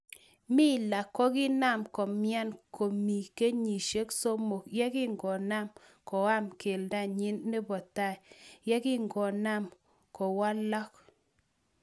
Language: Kalenjin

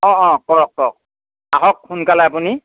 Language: Assamese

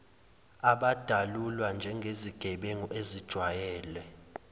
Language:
Zulu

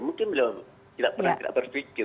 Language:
Indonesian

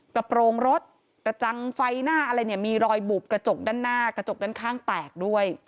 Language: Thai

